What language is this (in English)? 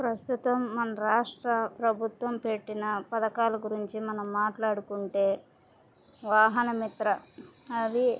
Telugu